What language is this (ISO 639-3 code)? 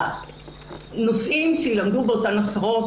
heb